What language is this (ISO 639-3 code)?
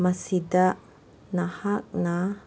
mni